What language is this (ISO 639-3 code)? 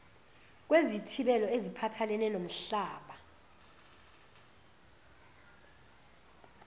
zul